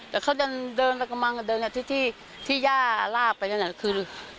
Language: Thai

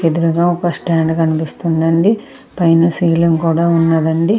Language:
Telugu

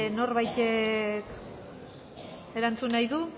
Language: Basque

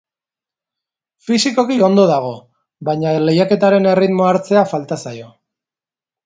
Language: Basque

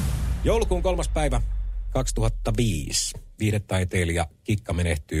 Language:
Finnish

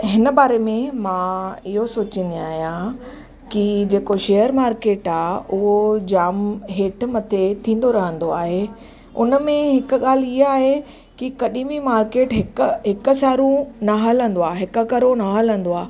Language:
Sindhi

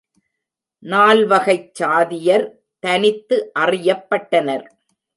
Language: Tamil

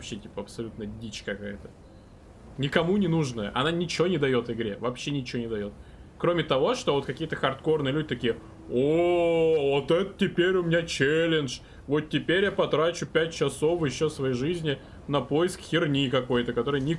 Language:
Russian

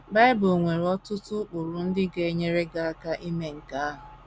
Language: Igbo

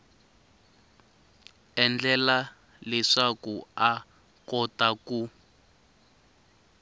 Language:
Tsonga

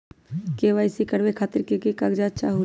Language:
Magahi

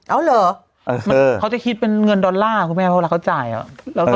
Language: Thai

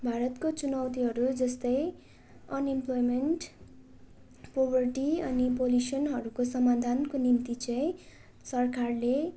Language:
Nepali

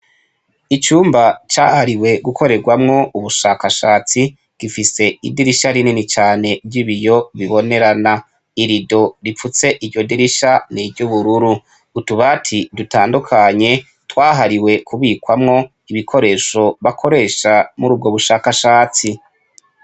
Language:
Rundi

